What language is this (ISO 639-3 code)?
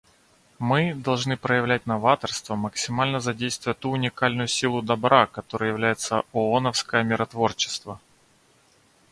rus